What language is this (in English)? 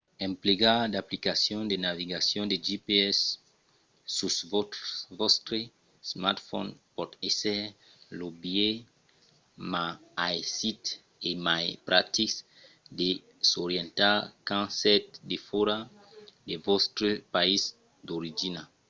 Occitan